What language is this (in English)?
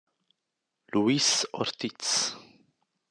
Italian